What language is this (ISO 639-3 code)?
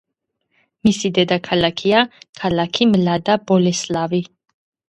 kat